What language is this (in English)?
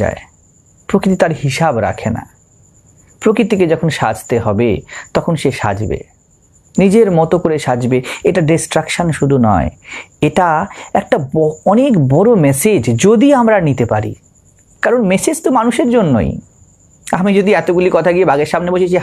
Hindi